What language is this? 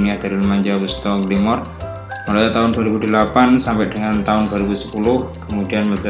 Indonesian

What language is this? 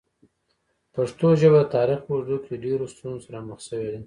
Pashto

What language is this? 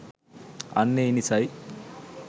Sinhala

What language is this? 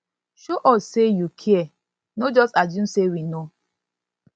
Nigerian Pidgin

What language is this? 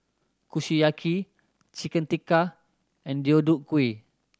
English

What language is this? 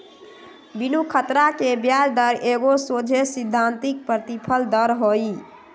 Magahi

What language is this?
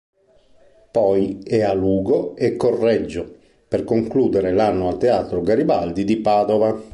Italian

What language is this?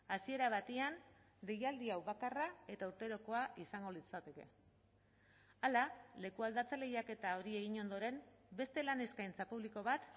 Basque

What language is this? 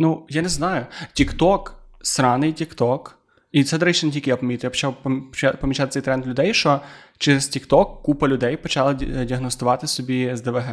Ukrainian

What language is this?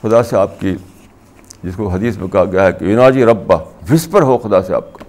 Urdu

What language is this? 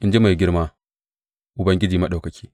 Hausa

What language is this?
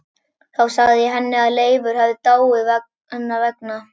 Icelandic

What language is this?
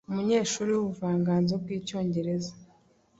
Kinyarwanda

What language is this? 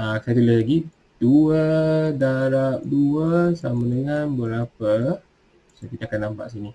Malay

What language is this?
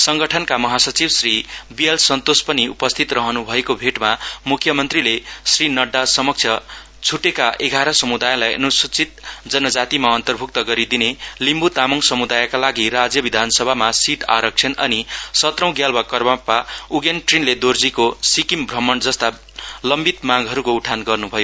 Nepali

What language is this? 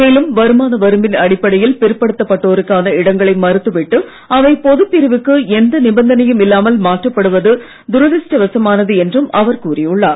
Tamil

